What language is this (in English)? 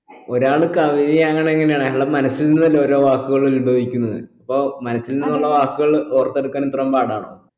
Malayalam